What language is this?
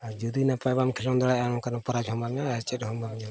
Santali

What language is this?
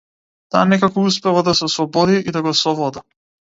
Macedonian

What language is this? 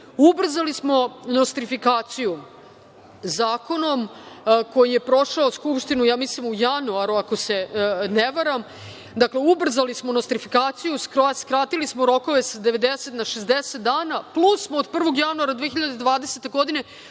Serbian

